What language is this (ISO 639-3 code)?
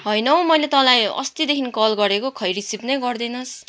nep